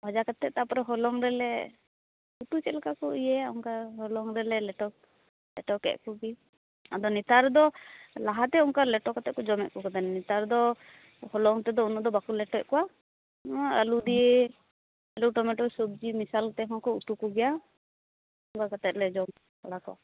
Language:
Santali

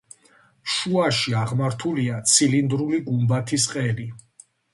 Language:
Georgian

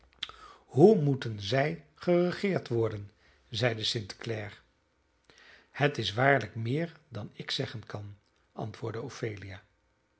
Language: Dutch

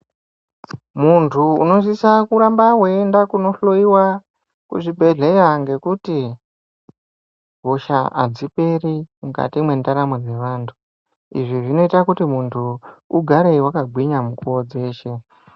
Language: Ndau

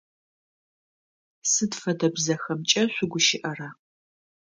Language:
Adyghe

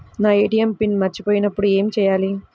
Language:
Telugu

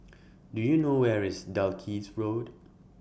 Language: English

